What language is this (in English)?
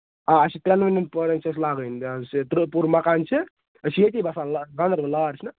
Kashmiri